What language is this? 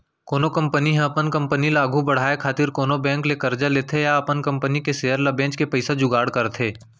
Chhattisgarhi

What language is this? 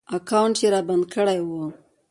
Pashto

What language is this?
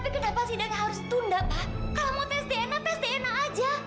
Indonesian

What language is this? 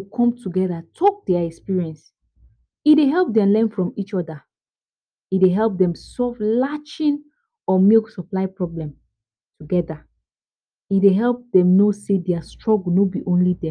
Nigerian Pidgin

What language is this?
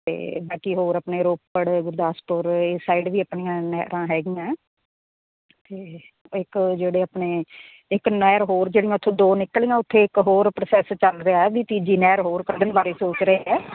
Punjabi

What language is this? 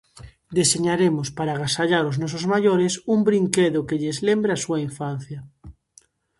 Galician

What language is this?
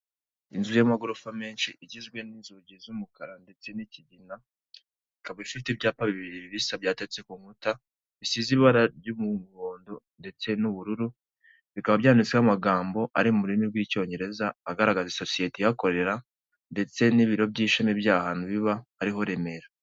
Kinyarwanda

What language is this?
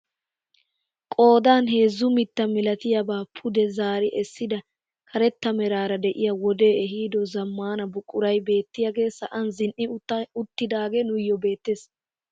Wolaytta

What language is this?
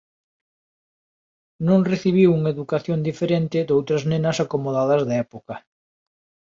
Galician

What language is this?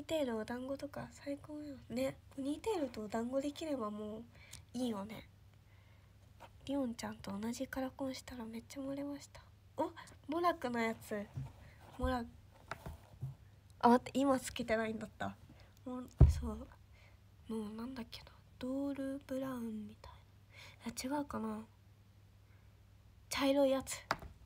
Japanese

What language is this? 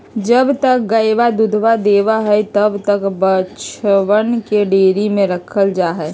Magahi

